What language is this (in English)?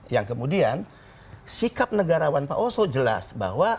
Indonesian